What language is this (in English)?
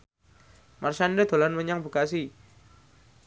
Javanese